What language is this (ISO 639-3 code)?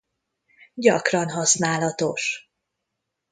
hun